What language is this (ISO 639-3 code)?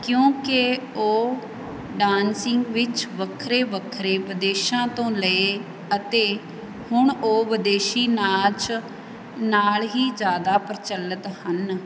pan